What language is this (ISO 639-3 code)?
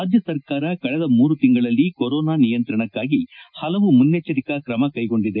kan